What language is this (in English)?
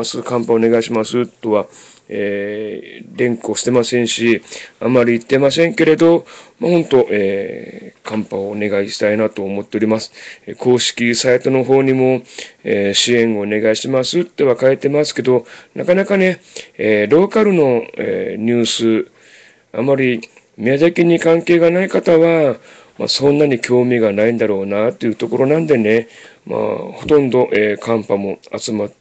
Japanese